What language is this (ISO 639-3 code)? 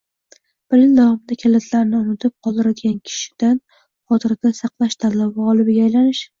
uzb